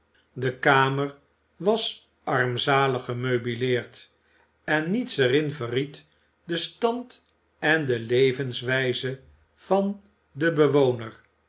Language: Dutch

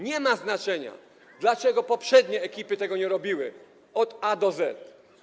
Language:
Polish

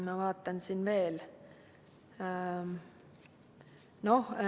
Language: Estonian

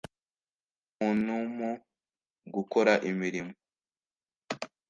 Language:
Kinyarwanda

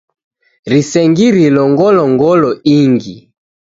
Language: Taita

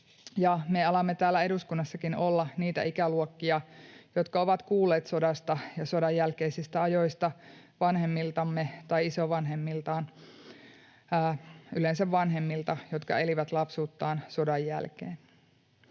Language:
Finnish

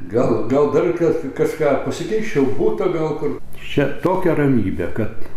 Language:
Lithuanian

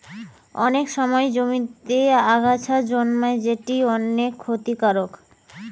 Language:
Bangla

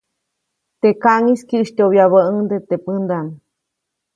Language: Copainalá Zoque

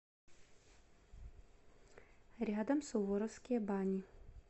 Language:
Russian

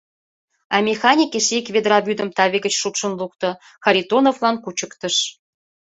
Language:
Mari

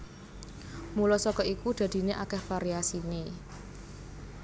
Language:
Javanese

